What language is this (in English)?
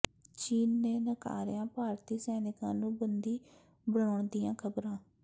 Punjabi